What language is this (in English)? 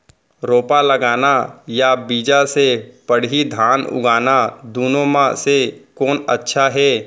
Chhattisgarhi